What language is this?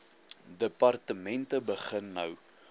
Afrikaans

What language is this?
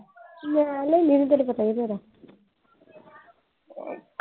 Punjabi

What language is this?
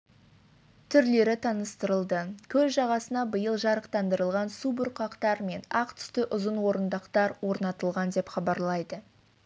Kazakh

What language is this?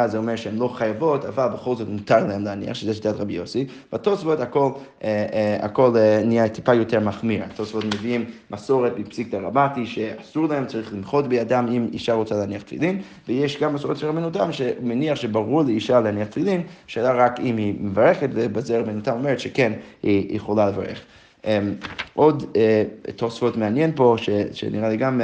Hebrew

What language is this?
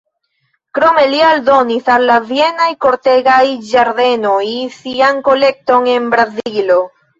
Esperanto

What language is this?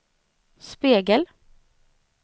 Swedish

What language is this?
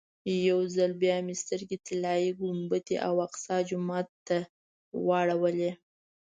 Pashto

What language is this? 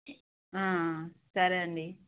Telugu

